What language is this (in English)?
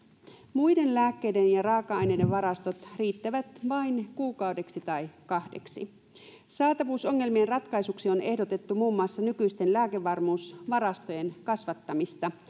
Finnish